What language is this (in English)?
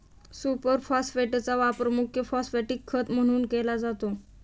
Marathi